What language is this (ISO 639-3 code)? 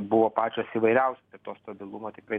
lit